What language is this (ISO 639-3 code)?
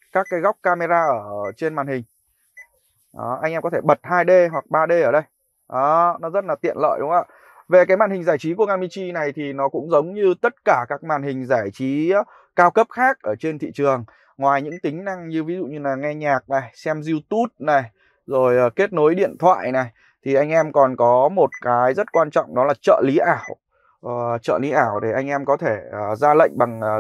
vie